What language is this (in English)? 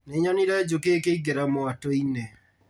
Kikuyu